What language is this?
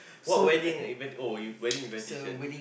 English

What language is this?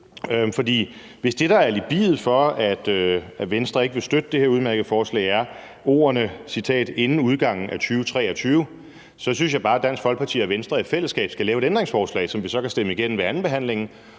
Danish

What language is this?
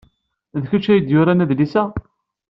Kabyle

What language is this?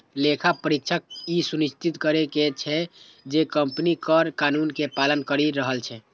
Maithili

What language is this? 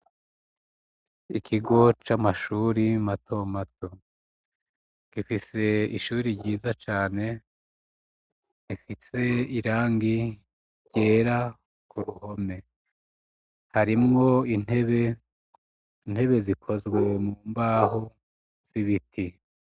Rundi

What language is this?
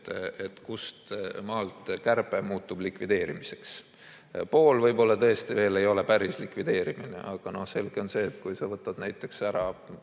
Estonian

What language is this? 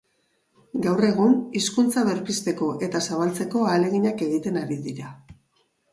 Basque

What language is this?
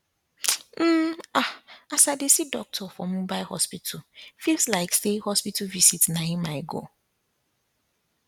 Nigerian Pidgin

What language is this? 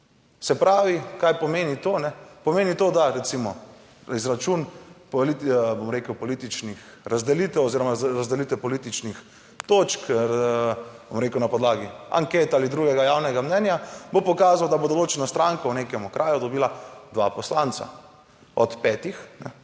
Slovenian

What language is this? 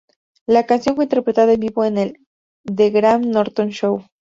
Spanish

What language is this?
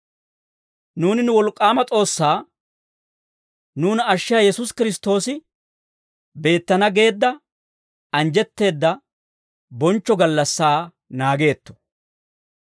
Dawro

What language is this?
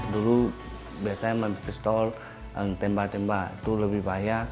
Indonesian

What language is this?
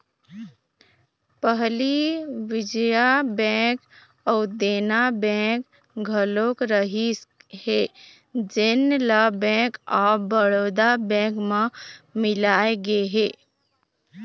Chhattisgarhi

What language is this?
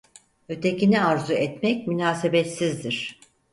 Turkish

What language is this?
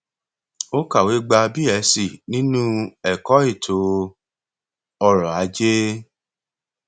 Yoruba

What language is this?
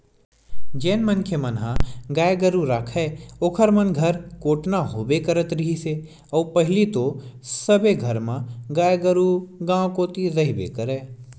Chhattisgarhi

